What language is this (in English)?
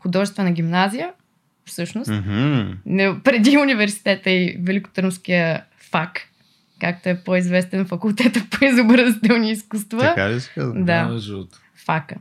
Bulgarian